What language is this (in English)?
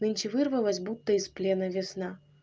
Russian